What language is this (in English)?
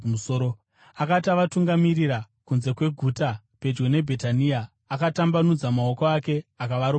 Shona